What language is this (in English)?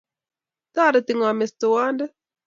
Kalenjin